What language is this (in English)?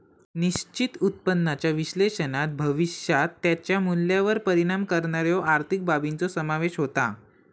Marathi